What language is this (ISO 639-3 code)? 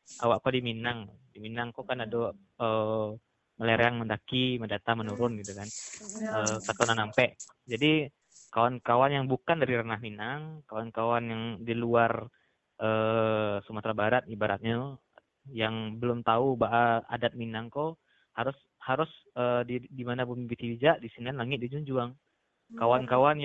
ind